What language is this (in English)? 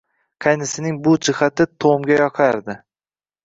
Uzbek